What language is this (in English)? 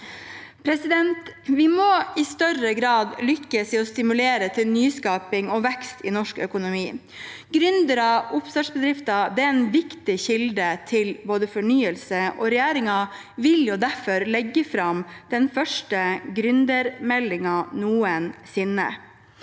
Norwegian